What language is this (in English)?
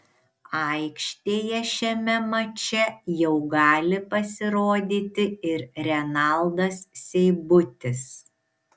Lithuanian